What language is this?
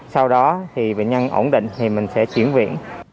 Vietnamese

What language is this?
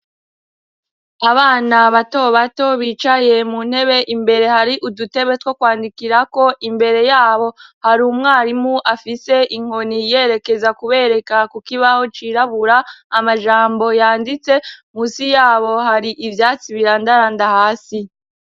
Rundi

